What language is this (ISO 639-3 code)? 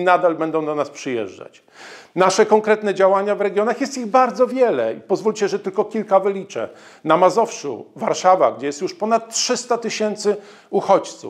pol